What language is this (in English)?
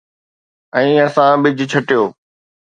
Sindhi